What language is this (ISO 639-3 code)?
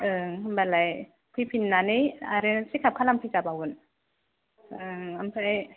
brx